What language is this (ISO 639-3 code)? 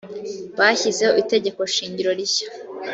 kin